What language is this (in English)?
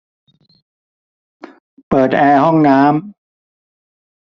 Thai